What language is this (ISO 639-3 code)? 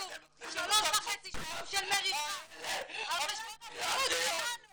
heb